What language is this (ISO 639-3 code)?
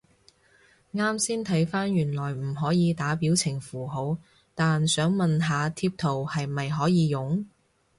yue